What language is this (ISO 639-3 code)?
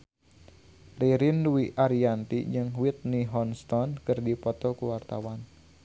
sun